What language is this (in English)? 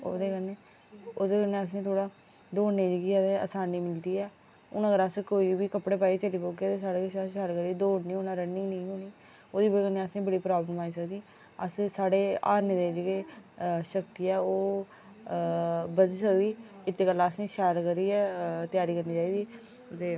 Dogri